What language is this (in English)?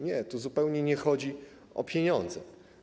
Polish